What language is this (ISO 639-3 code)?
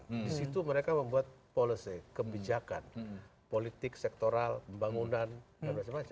ind